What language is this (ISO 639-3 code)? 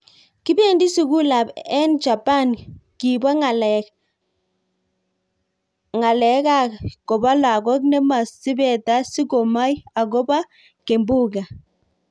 kln